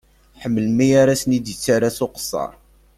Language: Kabyle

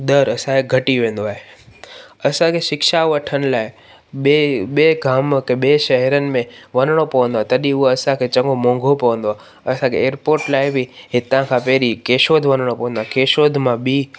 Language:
Sindhi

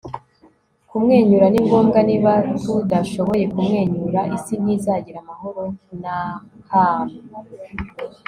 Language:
Kinyarwanda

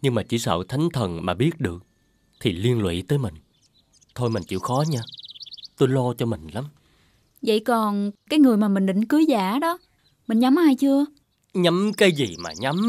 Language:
Vietnamese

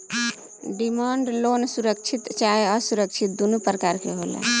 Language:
Bhojpuri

